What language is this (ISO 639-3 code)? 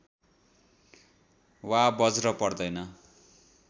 nep